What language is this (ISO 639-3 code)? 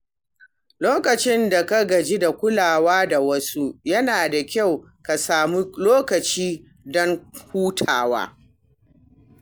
hau